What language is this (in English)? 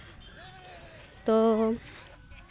Santali